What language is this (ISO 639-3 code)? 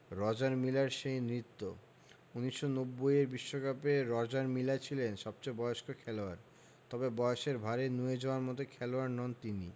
ben